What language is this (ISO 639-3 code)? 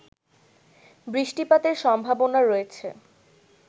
ben